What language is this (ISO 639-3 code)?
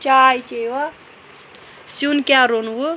kas